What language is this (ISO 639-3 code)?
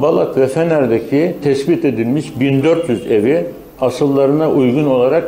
tur